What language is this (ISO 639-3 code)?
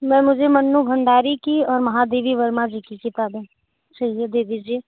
hin